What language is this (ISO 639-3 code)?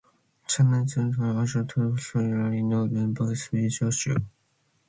glv